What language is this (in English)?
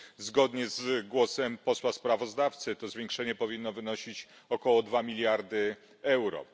Polish